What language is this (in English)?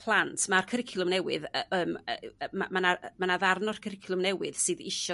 Welsh